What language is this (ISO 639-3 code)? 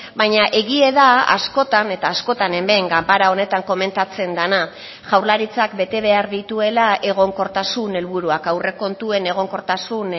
eus